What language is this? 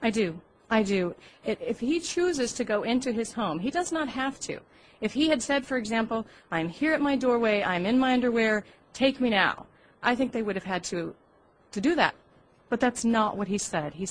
English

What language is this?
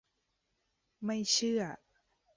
Thai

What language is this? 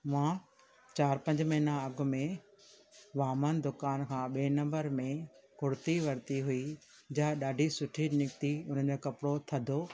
Sindhi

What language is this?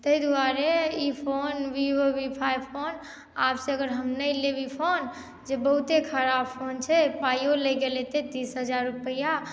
Maithili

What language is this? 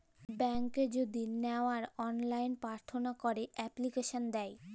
Bangla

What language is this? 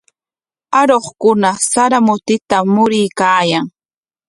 Corongo Ancash Quechua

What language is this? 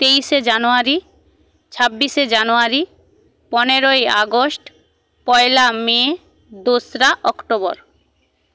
Bangla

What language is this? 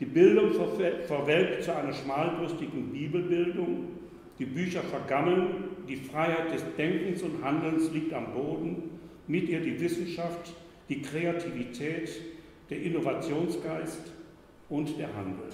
German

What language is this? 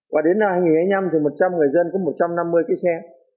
Vietnamese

